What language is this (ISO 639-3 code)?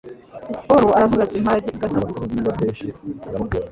kin